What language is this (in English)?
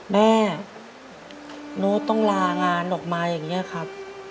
Thai